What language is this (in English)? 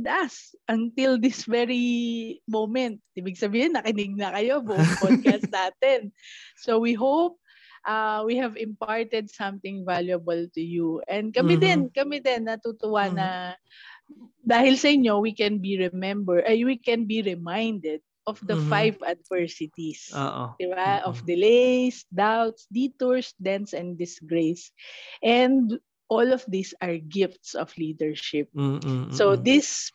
Filipino